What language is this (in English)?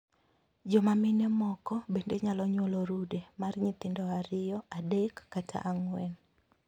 Luo (Kenya and Tanzania)